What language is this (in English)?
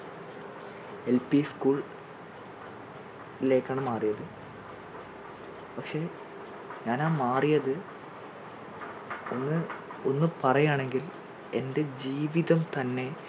Malayalam